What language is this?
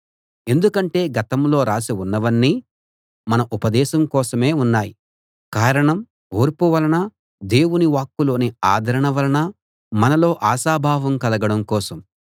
Telugu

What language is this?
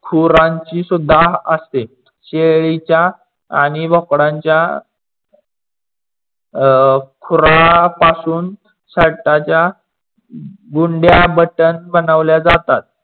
Marathi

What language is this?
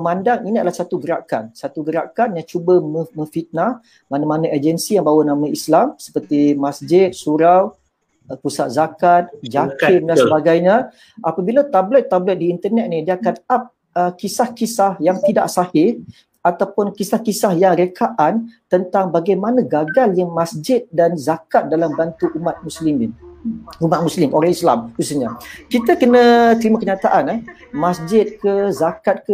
Malay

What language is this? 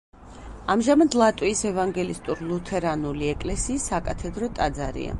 Georgian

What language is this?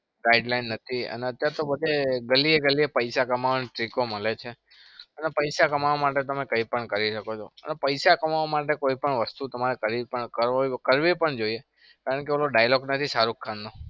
Gujarati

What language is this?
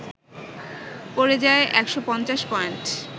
Bangla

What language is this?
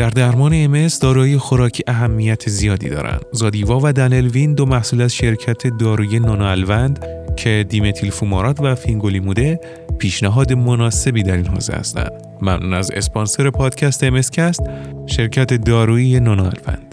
Persian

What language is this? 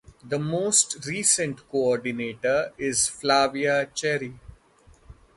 English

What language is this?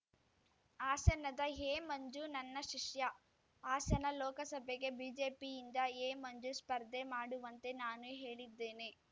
Kannada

